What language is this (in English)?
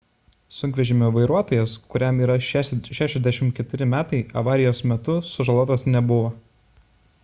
Lithuanian